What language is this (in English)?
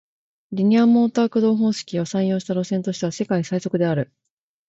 Japanese